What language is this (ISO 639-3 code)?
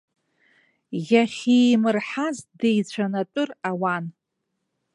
abk